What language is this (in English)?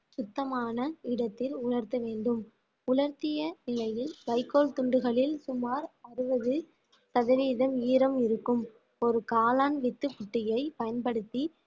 Tamil